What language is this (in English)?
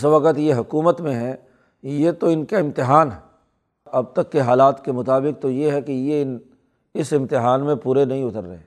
Urdu